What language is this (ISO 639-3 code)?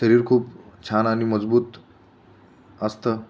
mar